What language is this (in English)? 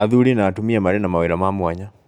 Kikuyu